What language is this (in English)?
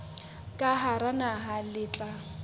Southern Sotho